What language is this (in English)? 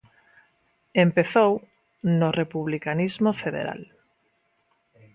Galician